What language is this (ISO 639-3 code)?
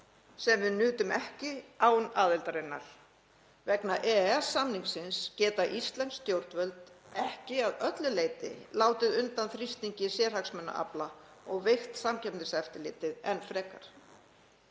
isl